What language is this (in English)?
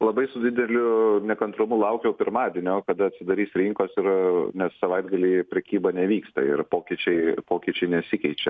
Lithuanian